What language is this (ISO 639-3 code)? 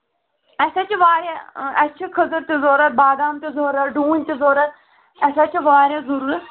kas